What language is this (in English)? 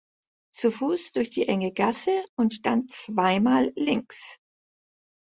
German